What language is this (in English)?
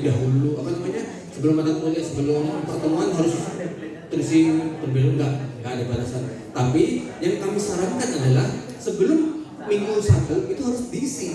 Indonesian